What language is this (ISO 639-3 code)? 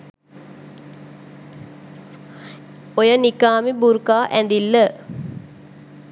sin